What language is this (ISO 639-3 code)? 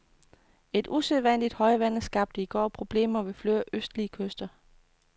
dan